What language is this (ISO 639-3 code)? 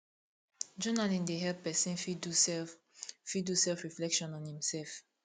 pcm